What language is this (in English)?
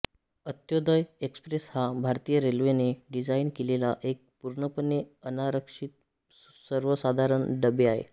Marathi